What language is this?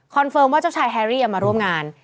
Thai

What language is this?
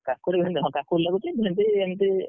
Odia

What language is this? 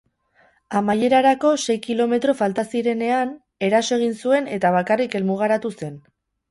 Basque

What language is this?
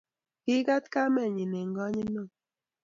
Kalenjin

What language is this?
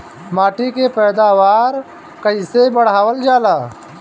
Bhojpuri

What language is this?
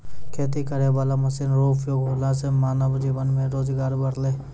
Maithili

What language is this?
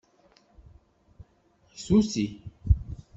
Kabyle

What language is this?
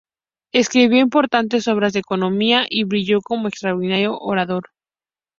Spanish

